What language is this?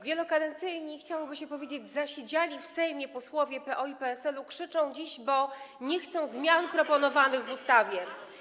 Polish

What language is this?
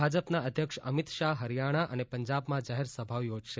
Gujarati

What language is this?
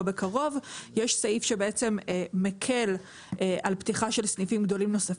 Hebrew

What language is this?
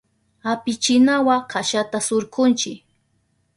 Southern Pastaza Quechua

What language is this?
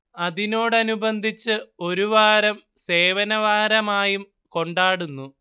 Malayalam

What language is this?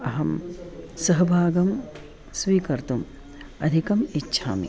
Sanskrit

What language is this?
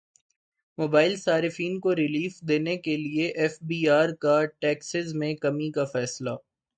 Urdu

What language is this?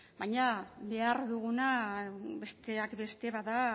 Basque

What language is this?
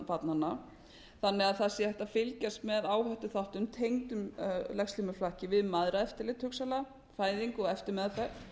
Icelandic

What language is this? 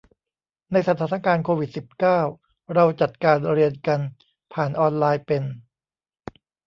Thai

